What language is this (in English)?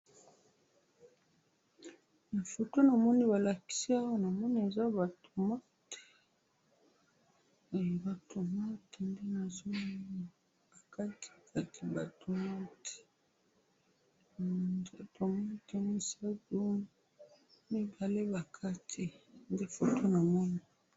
Lingala